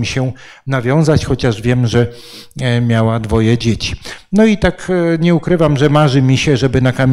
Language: Polish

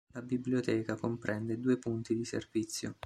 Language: Italian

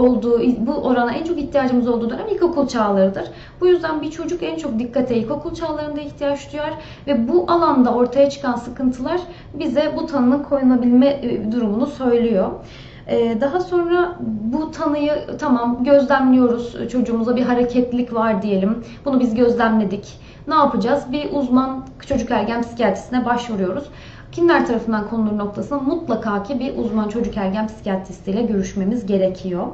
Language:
Turkish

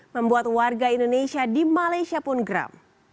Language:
Indonesian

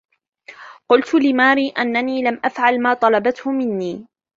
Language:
Arabic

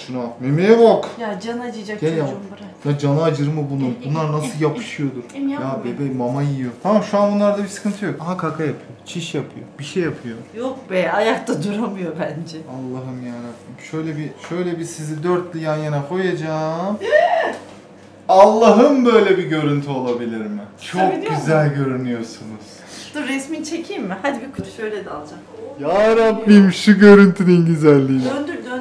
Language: Turkish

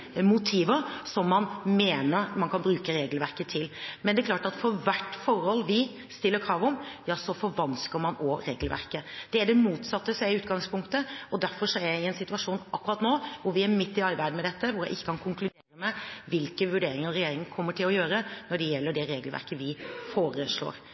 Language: Norwegian Bokmål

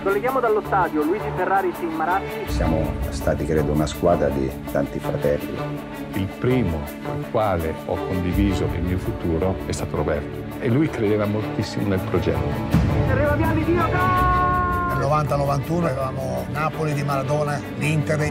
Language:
Italian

